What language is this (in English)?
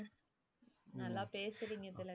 Tamil